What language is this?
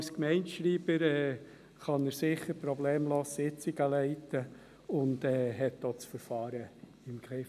Swiss German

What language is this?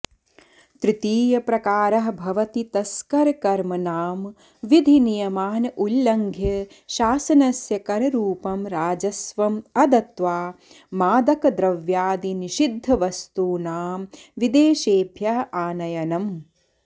Sanskrit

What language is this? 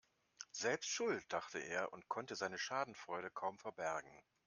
German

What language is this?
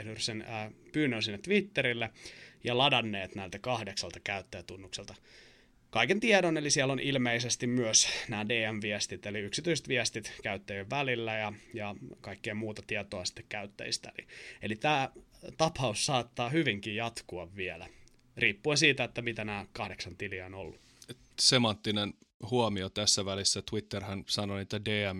Finnish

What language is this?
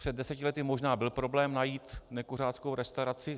Czech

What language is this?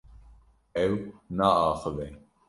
Kurdish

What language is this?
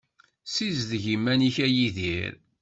Kabyle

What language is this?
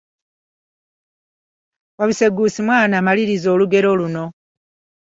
Ganda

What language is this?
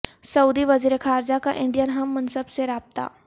Urdu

